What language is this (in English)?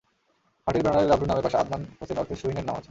Bangla